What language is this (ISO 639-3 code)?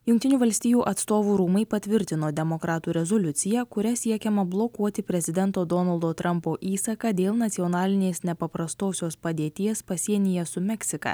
lit